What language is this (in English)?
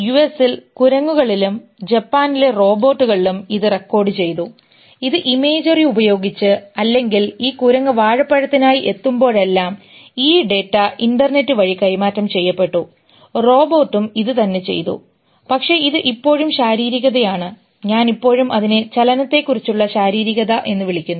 Malayalam